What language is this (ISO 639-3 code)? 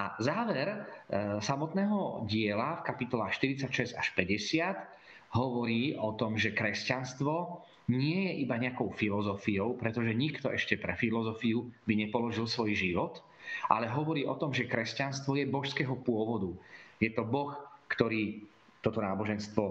slk